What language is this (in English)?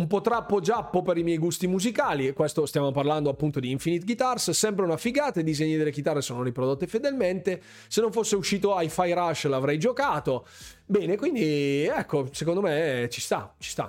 Italian